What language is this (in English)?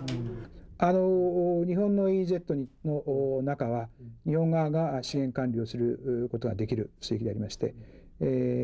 Korean